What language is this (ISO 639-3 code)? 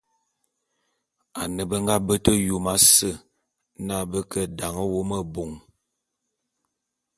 bum